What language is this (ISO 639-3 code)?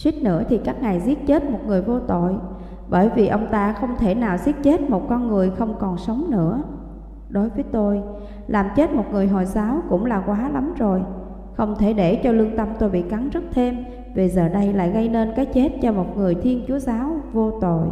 vie